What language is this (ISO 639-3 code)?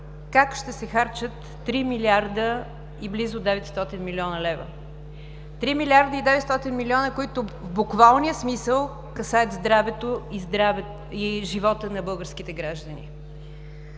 bul